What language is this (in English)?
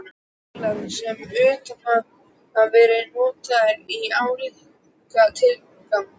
Icelandic